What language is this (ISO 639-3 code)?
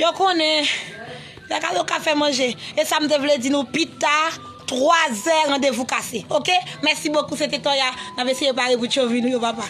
fra